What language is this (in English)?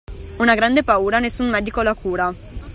Italian